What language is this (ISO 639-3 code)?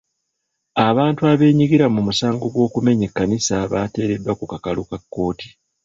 lug